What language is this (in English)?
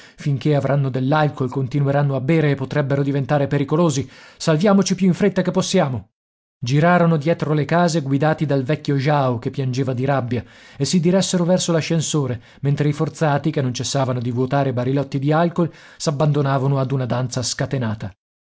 Italian